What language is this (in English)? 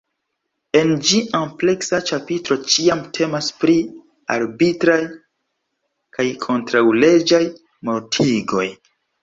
Esperanto